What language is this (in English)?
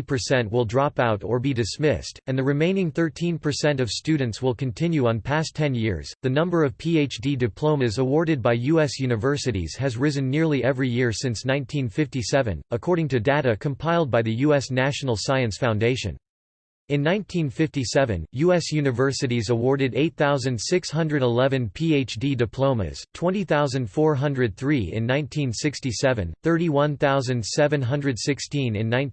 English